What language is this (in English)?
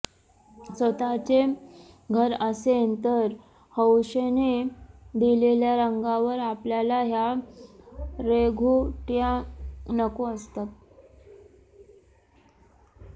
Marathi